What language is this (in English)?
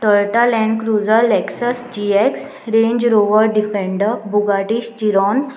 Konkani